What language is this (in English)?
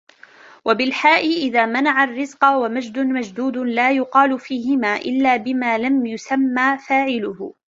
Arabic